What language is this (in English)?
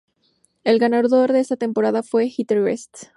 Spanish